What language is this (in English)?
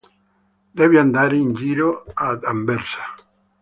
Italian